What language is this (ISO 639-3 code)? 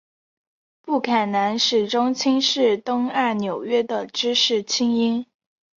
zho